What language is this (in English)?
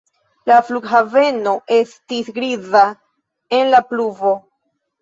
Esperanto